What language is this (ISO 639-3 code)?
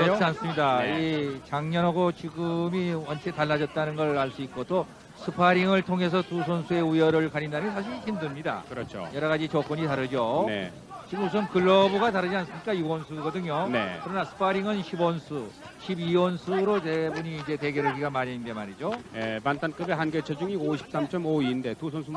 kor